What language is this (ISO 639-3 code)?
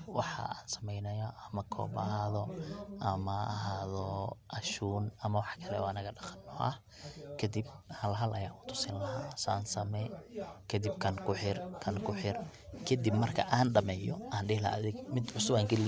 som